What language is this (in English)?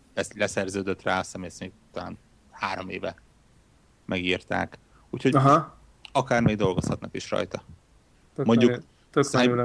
Hungarian